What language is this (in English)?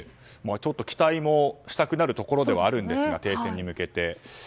Japanese